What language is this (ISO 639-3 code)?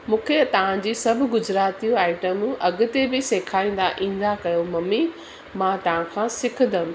snd